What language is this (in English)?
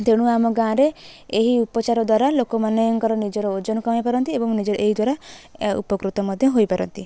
Odia